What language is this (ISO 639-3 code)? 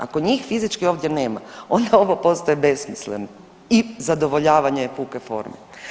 hrv